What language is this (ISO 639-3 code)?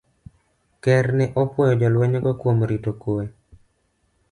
luo